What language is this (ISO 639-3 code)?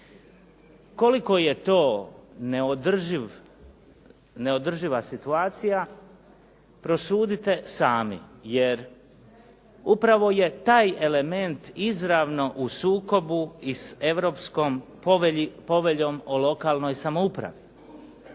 hrv